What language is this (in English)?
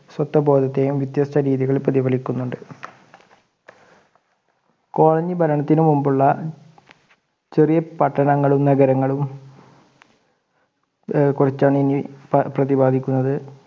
Malayalam